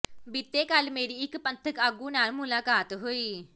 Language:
Punjabi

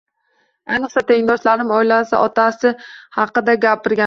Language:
Uzbek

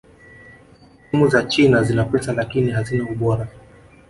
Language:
Swahili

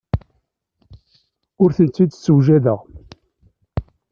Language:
Kabyle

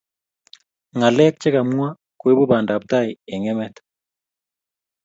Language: Kalenjin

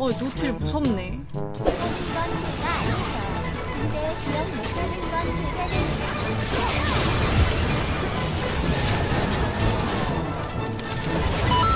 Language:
Korean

